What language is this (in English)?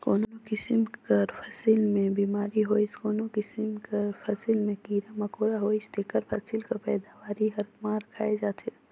Chhattisgarhi